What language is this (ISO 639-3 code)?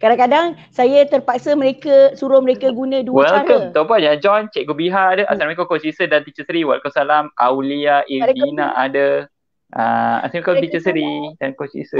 msa